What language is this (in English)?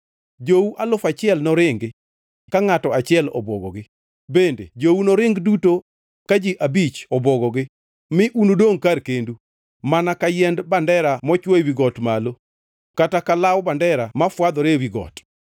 Luo (Kenya and Tanzania)